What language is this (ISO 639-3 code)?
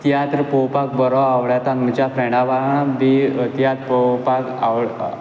kok